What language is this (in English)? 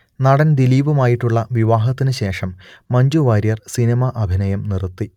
Malayalam